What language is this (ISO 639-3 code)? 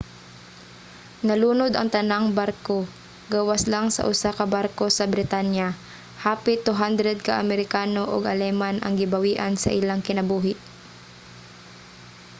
ceb